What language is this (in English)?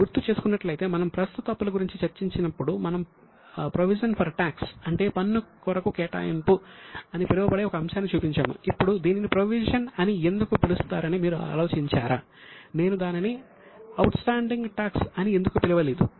Telugu